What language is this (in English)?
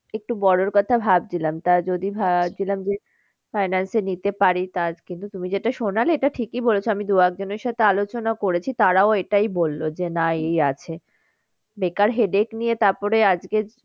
Bangla